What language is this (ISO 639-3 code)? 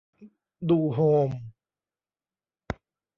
tha